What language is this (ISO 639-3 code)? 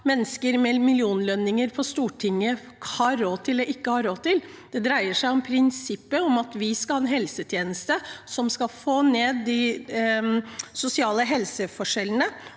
nor